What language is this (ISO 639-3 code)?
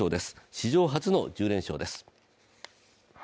jpn